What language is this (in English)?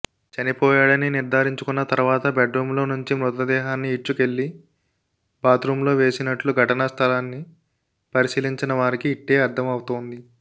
Telugu